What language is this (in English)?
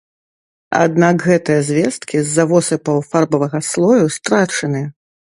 Belarusian